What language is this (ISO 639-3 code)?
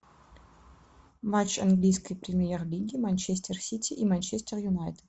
rus